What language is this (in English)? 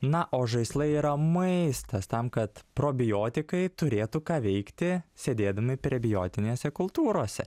Lithuanian